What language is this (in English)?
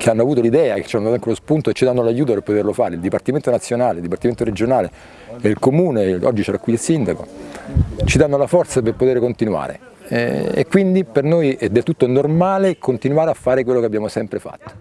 Italian